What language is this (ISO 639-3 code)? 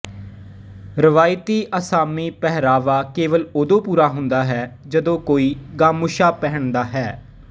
pan